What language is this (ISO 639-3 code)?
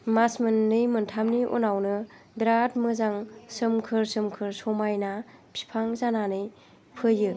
brx